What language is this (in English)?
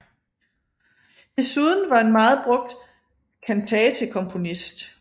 Danish